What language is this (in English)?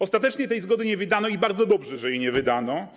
Polish